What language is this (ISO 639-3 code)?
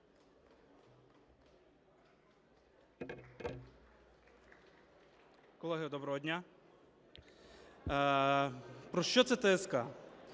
ukr